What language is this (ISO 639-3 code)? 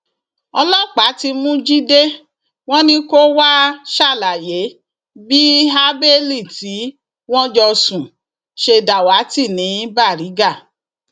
yor